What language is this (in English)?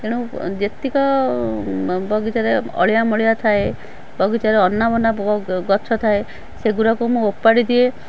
Odia